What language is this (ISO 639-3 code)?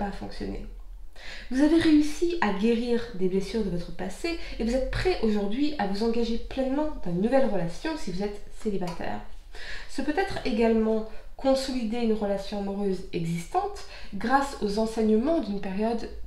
fra